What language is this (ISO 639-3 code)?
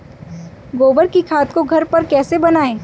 hin